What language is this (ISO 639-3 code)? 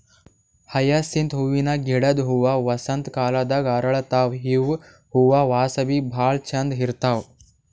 kan